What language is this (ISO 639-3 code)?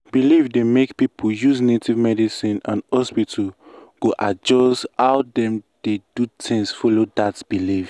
pcm